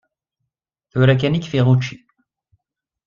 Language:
Kabyle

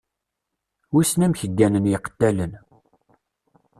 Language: Kabyle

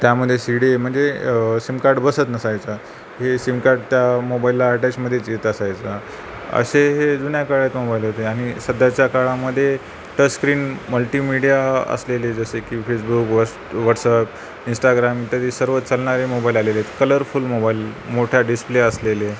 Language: Marathi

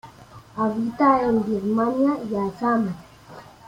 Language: Spanish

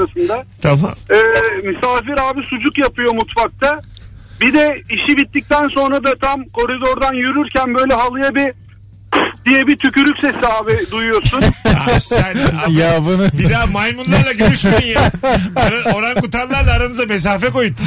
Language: Turkish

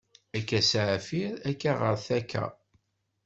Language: Kabyle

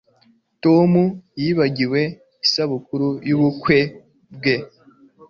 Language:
Kinyarwanda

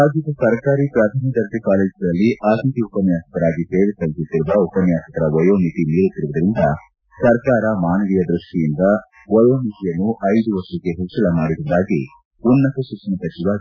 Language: Kannada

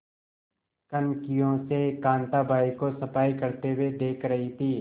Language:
Hindi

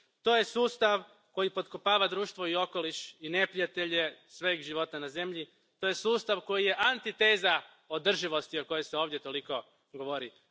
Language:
Croatian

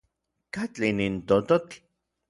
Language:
Orizaba Nahuatl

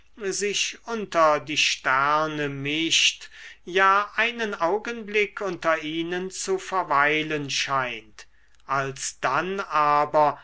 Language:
German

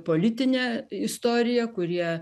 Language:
Lithuanian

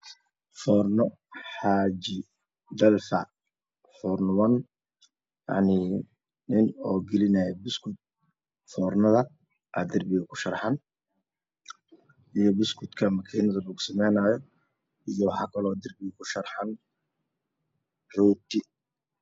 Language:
Somali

